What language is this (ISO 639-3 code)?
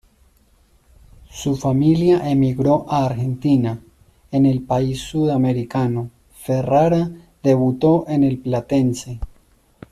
spa